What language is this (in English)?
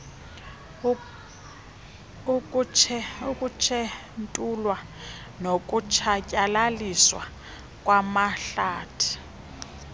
Xhosa